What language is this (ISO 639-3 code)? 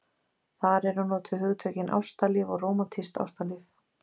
isl